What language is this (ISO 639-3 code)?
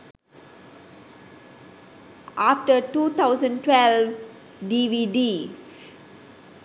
sin